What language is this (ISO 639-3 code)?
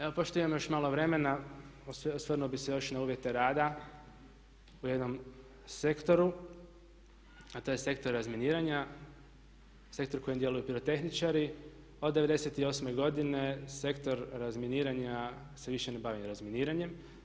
hrv